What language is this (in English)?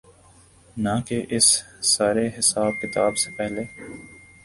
Urdu